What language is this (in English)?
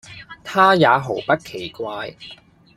Cantonese